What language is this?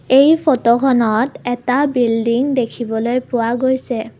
Assamese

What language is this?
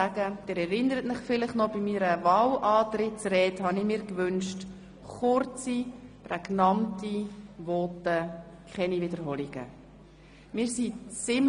Swiss German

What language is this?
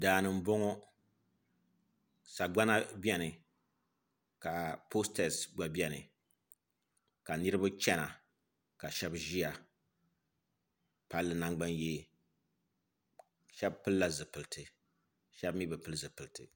Dagbani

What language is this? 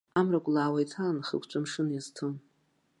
Abkhazian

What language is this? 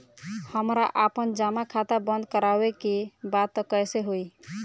Bhojpuri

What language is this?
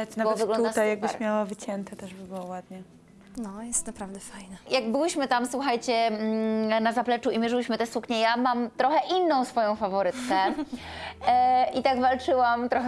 Polish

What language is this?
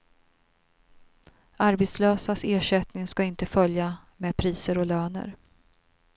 Swedish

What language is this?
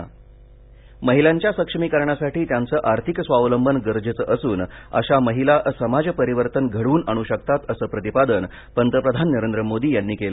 Marathi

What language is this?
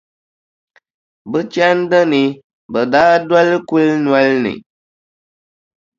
Dagbani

